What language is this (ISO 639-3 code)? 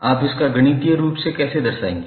hin